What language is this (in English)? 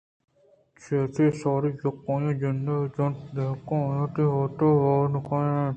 Eastern Balochi